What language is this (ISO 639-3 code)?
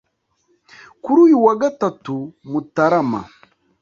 kin